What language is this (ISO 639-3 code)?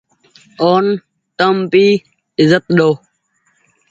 gig